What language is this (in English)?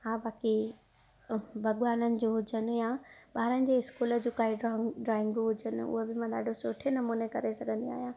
Sindhi